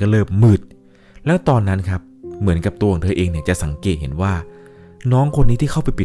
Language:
Thai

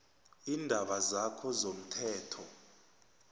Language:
South Ndebele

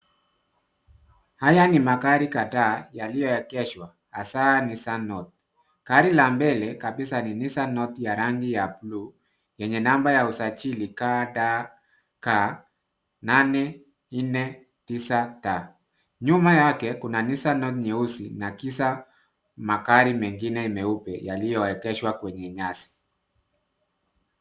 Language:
Swahili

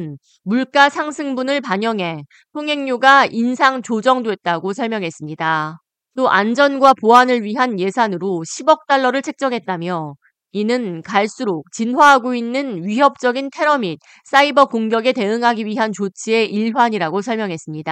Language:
Korean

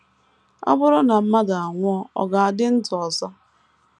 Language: Igbo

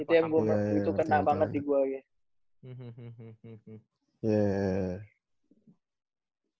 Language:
Indonesian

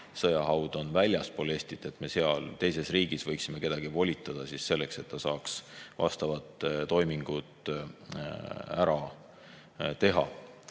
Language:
Estonian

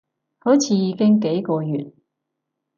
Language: Cantonese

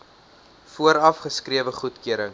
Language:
Afrikaans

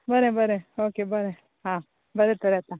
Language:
Konkani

